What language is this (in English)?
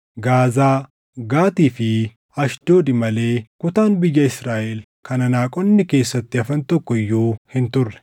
Oromo